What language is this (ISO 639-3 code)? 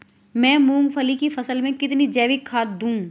hin